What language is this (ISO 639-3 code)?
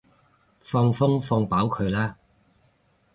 yue